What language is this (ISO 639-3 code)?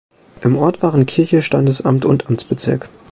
deu